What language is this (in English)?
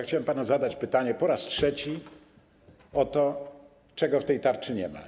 Polish